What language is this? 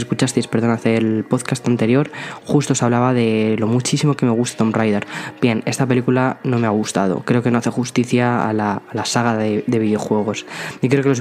Spanish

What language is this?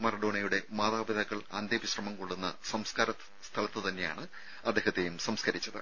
Malayalam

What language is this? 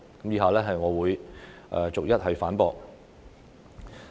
Cantonese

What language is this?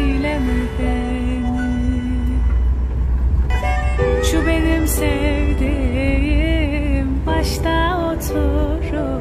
Turkish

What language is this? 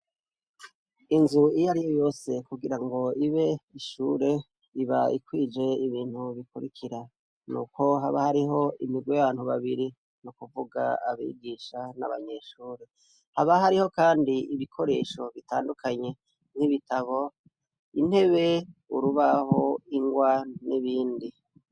Rundi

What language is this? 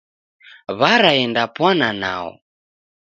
Taita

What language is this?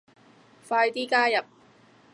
Cantonese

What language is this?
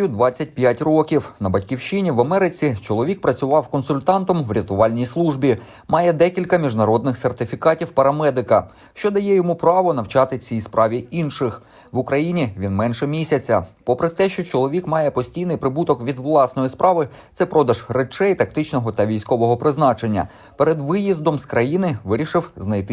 Ukrainian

